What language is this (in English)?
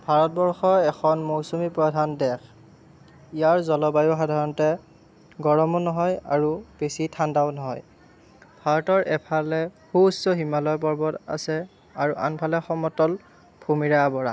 Assamese